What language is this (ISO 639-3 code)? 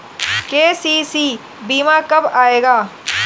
hin